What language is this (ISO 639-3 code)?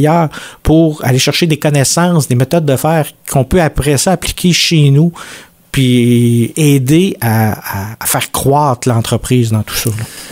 fra